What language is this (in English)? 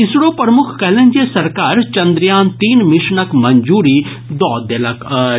Maithili